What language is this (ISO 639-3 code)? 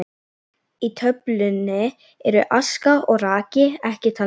isl